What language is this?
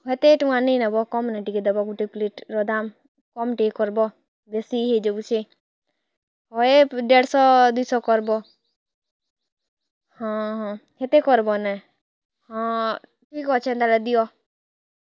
Odia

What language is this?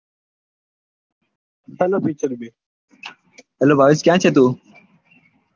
Gujarati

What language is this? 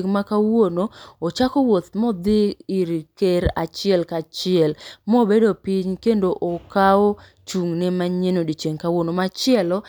Luo (Kenya and Tanzania)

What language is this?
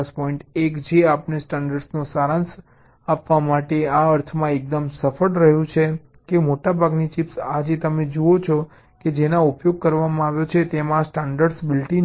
Gujarati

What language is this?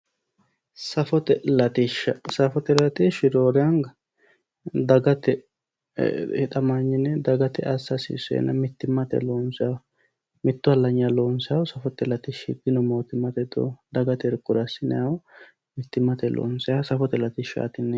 Sidamo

